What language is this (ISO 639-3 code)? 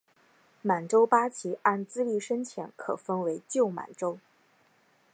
zho